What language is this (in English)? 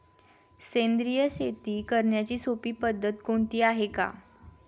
Marathi